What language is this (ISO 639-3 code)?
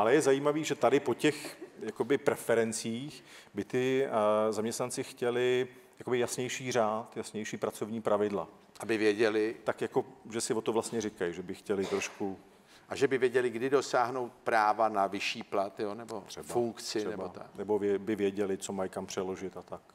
ces